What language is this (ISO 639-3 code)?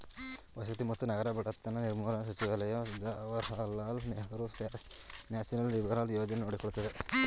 kan